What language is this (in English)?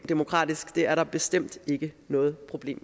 Danish